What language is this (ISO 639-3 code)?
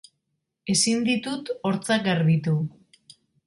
eus